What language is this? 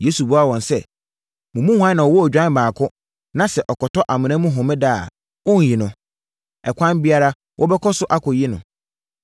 Akan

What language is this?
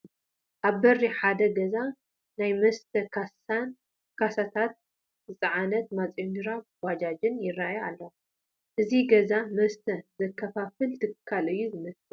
Tigrinya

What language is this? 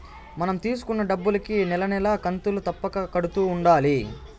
Telugu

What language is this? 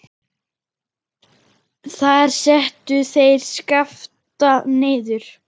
Icelandic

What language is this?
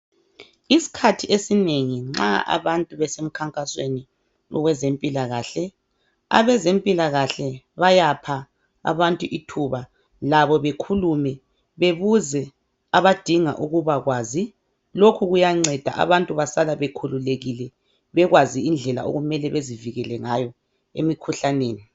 North Ndebele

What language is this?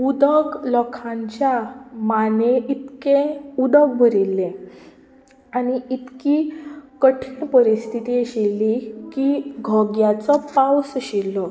Konkani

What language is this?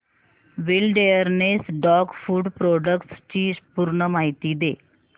Marathi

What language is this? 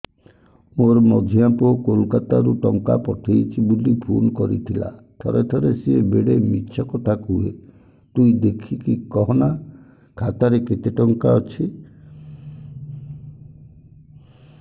Odia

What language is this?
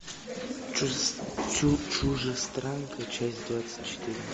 Russian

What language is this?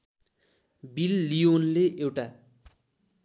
Nepali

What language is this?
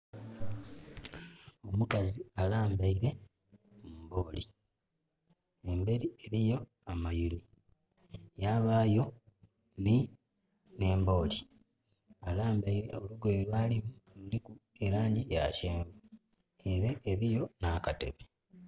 Soga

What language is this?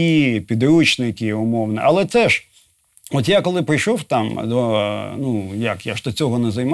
Ukrainian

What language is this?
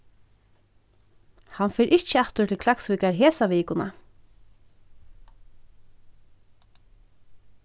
Faroese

